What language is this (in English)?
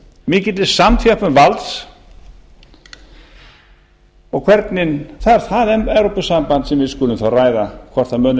Icelandic